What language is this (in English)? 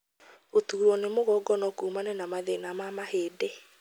Kikuyu